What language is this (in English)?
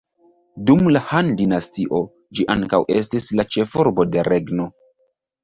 Esperanto